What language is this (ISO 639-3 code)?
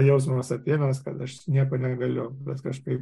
lit